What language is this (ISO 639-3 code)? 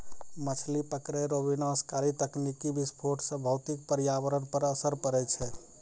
mai